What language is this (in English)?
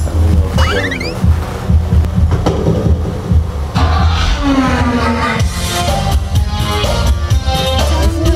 Korean